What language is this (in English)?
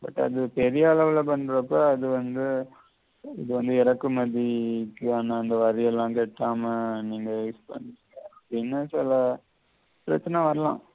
Tamil